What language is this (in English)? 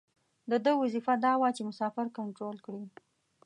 Pashto